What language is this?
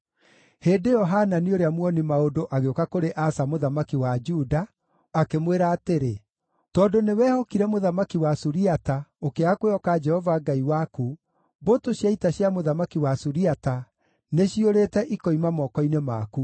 Kikuyu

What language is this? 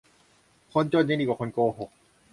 Thai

